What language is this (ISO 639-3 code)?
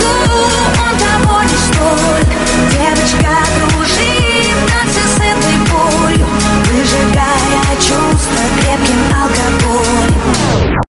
rus